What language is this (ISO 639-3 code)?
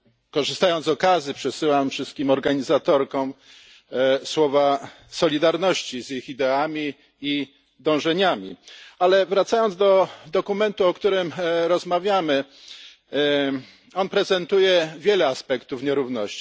pol